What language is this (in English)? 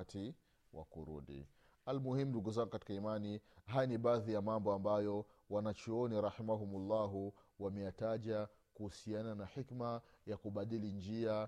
Swahili